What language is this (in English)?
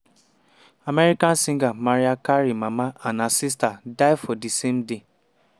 Nigerian Pidgin